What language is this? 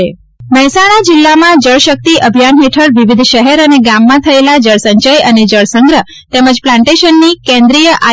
Gujarati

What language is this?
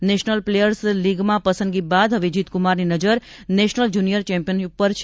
Gujarati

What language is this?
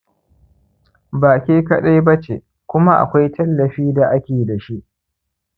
Hausa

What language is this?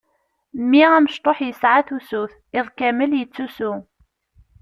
Kabyle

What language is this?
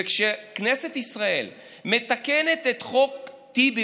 Hebrew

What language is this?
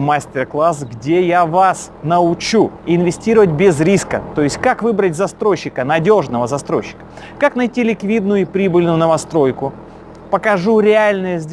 Russian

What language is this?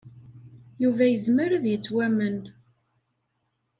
Kabyle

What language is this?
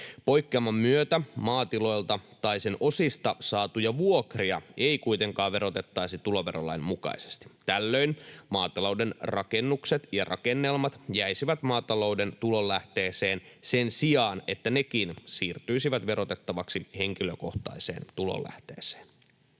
Finnish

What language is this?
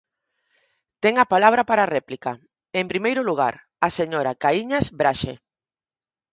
Galician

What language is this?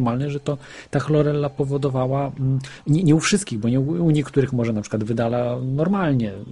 Polish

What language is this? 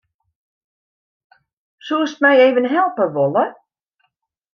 Western Frisian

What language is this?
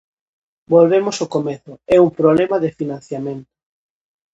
Galician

